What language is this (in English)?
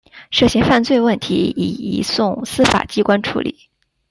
Chinese